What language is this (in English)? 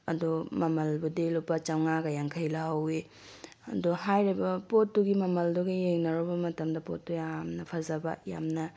Manipuri